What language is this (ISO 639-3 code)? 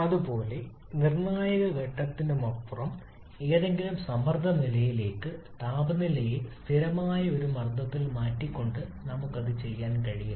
mal